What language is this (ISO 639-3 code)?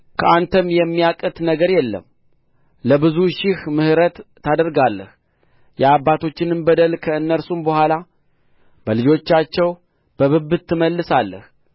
amh